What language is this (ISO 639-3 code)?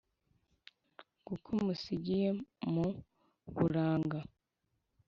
kin